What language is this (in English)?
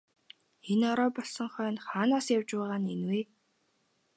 Mongolian